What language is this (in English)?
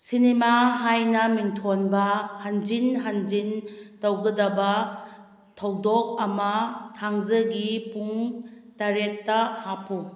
Manipuri